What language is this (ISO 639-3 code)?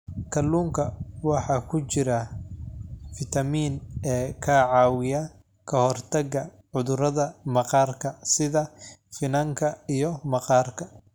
som